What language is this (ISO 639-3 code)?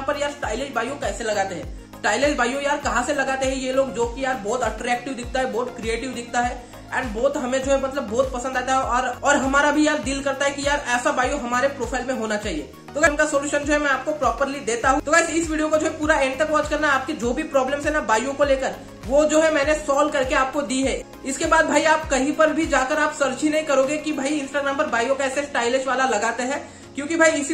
hin